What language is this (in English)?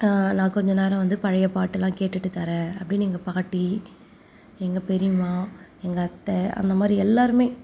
Tamil